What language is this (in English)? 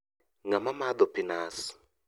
Luo (Kenya and Tanzania)